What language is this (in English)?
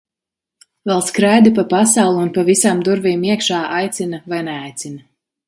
Latvian